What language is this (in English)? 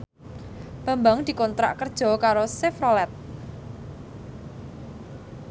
Javanese